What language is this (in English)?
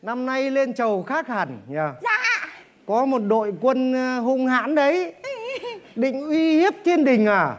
Vietnamese